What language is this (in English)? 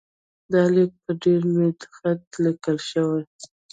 Pashto